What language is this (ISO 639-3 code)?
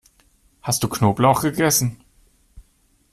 deu